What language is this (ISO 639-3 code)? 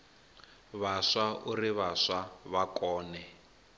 ven